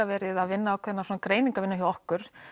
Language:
Icelandic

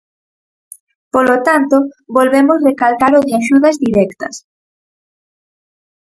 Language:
Galician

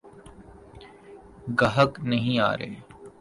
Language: Urdu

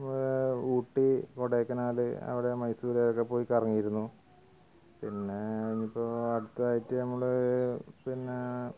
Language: Malayalam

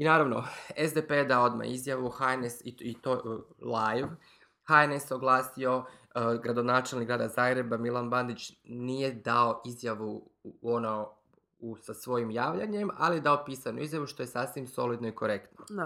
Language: Croatian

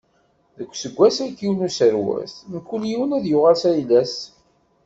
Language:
Kabyle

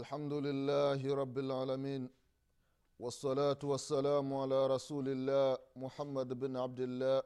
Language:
Swahili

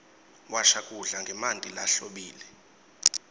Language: Swati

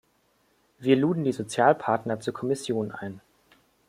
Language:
German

